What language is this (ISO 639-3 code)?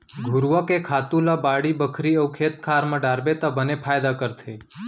hne